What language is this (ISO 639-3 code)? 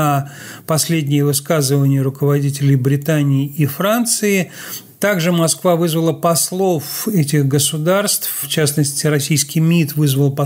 rus